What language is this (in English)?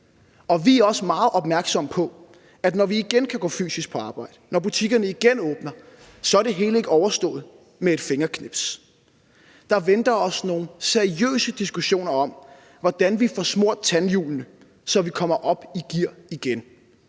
Danish